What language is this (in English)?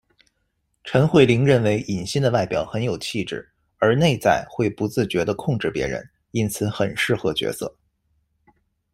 Chinese